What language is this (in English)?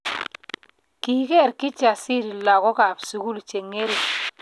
Kalenjin